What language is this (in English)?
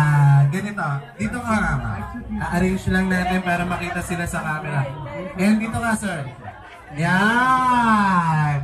Filipino